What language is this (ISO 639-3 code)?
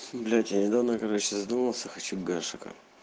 rus